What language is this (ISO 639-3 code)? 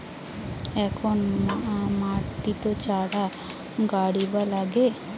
ben